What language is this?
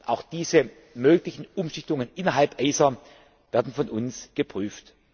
German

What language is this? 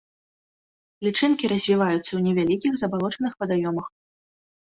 Belarusian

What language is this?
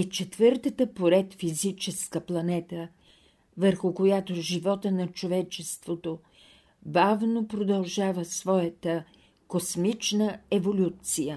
Bulgarian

